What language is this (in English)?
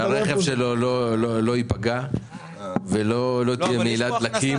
Hebrew